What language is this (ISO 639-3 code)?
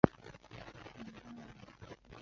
zho